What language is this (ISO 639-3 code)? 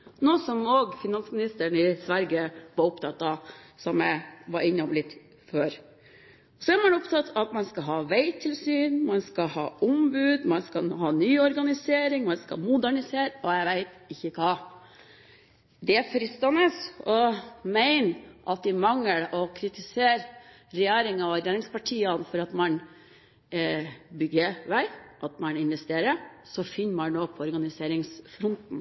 nob